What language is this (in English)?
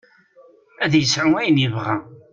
Kabyle